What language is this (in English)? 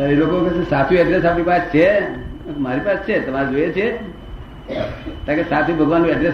Gujarati